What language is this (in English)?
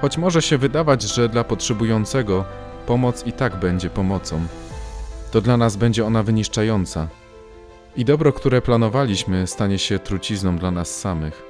Polish